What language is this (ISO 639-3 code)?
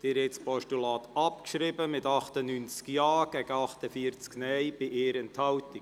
gsw